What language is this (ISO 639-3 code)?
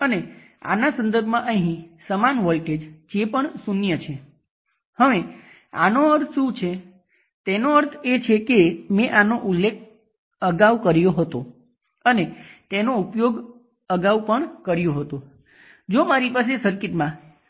guj